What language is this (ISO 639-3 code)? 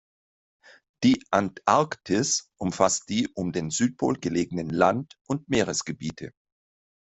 deu